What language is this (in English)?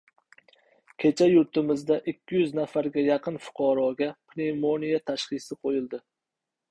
Uzbek